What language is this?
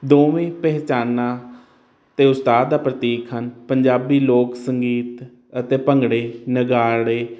Punjabi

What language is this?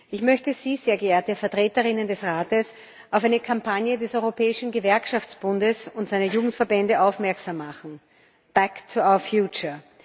German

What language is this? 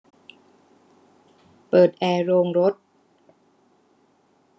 Thai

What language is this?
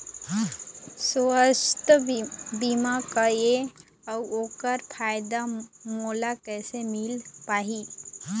Chhattisgarhi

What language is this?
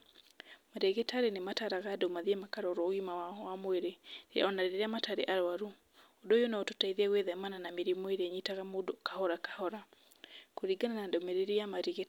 Kikuyu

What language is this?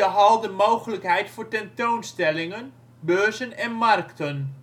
Dutch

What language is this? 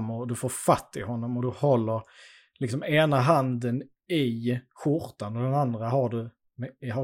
Swedish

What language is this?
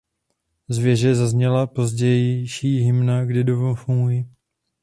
Czech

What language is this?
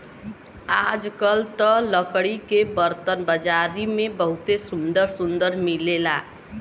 Bhojpuri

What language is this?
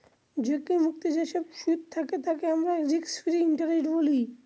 Bangla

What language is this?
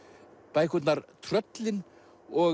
Icelandic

